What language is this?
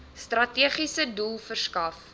Afrikaans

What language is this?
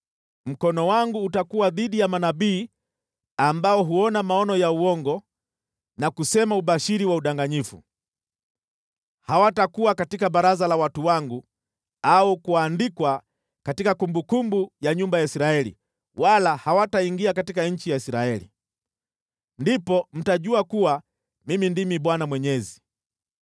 Swahili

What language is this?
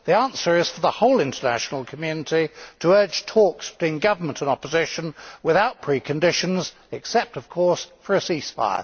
English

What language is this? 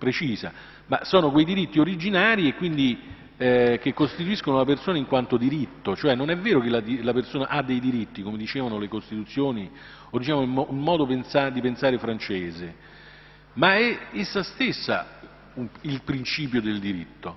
Italian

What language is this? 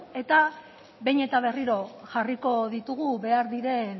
Basque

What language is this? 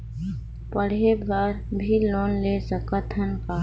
Chhattisgarhi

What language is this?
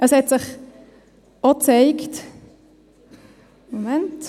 Swiss German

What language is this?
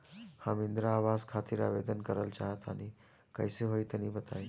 Bhojpuri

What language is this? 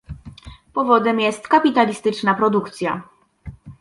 Polish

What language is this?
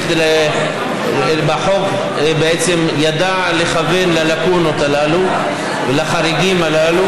Hebrew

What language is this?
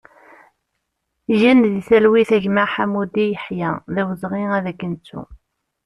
Kabyle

